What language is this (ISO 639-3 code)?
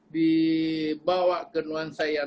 ind